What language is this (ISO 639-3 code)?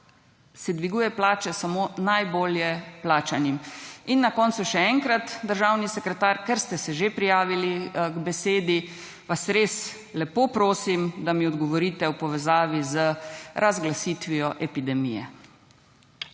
slv